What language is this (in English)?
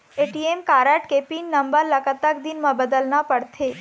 Chhattisgarhi